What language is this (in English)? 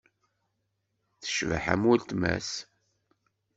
Kabyle